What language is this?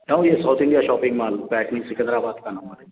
Urdu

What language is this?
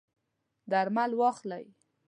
Pashto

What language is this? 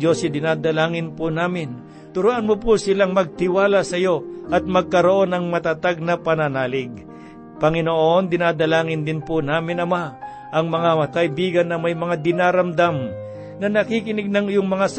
Filipino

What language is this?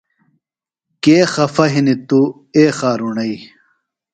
Phalura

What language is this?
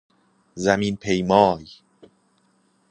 Persian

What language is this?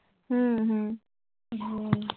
Bangla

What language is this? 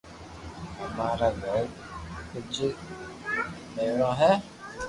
Loarki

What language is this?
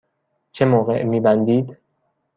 Persian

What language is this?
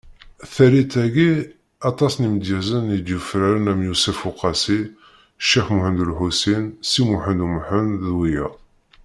Kabyle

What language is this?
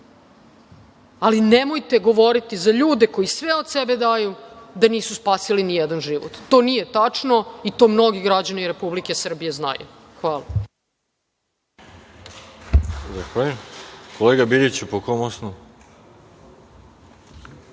Serbian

